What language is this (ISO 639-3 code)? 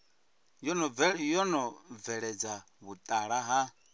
ven